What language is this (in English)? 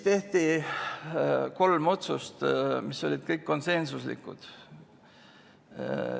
Estonian